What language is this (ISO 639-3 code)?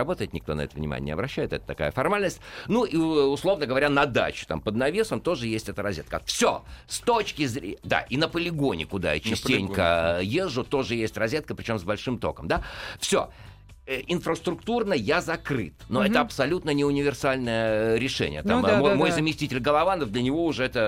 rus